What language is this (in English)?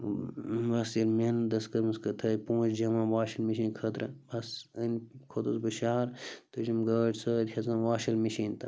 Kashmiri